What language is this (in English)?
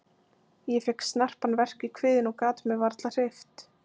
Icelandic